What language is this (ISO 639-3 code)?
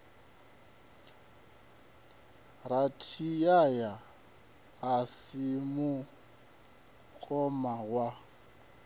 ven